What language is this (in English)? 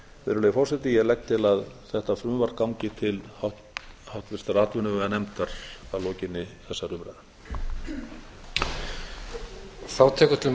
Icelandic